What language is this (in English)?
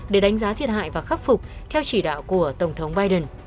Vietnamese